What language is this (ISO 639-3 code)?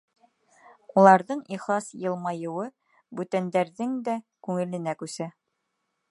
bak